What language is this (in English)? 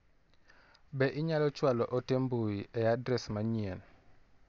Luo (Kenya and Tanzania)